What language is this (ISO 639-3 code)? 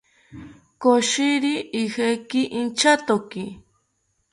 cpy